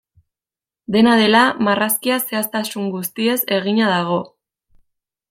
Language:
Basque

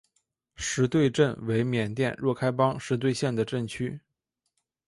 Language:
Chinese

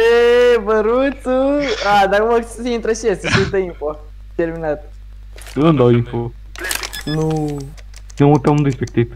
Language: Romanian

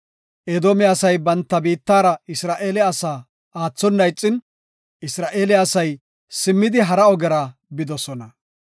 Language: Gofa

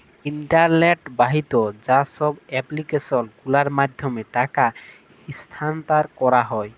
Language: Bangla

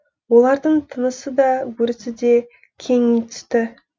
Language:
Kazakh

